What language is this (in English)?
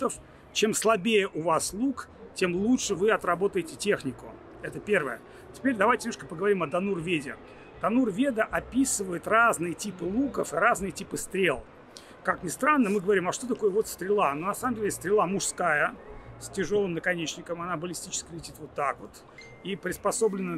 Russian